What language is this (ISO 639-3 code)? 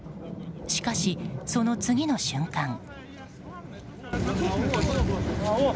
jpn